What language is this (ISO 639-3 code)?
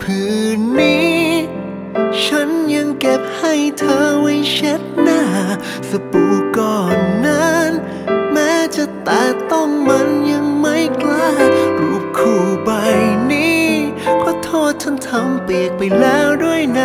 tha